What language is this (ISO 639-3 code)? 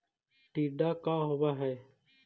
mag